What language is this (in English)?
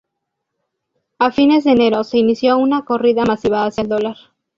Spanish